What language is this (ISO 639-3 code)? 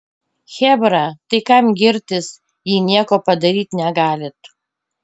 lit